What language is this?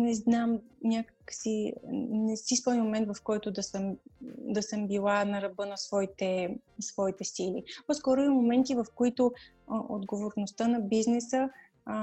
Bulgarian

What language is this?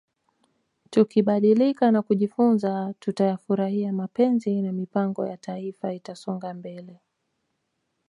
Swahili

